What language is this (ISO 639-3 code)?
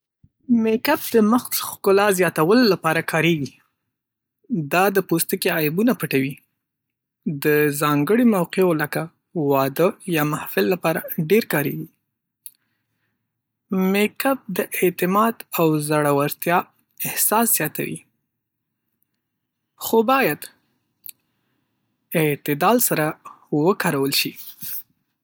pus